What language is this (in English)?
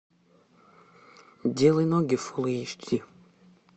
Russian